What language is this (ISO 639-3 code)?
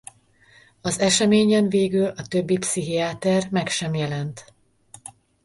hun